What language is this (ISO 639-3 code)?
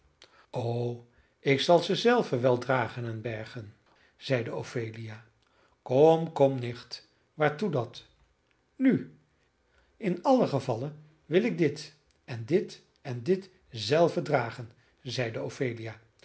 nld